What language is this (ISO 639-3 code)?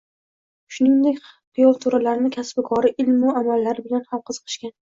uzb